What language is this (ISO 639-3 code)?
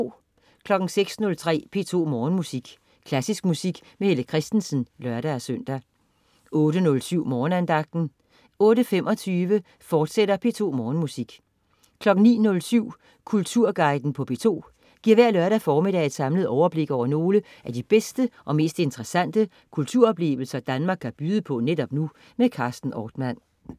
dan